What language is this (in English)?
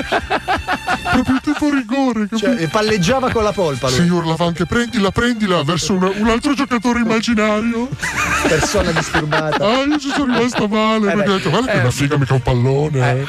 Italian